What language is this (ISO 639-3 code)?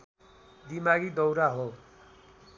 nep